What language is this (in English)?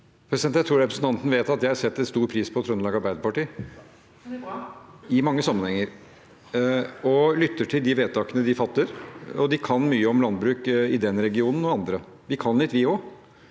Norwegian